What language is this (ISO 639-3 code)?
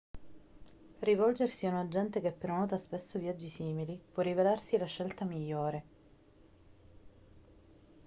ita